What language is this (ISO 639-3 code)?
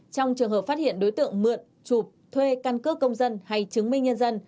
vie